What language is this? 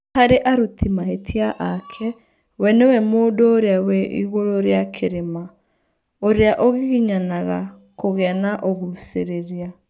Kikuyu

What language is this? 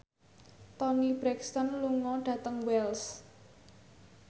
Javanese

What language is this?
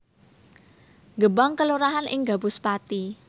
Javanese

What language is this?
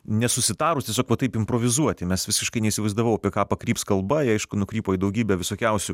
Lithuanian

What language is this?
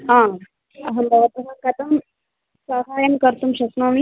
Sanskrit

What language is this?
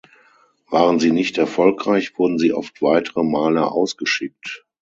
German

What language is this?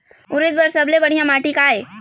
Chhattisgarhi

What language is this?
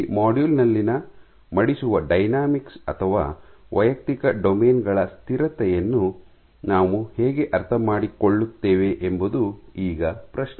Kannada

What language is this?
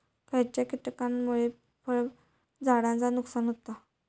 Marathi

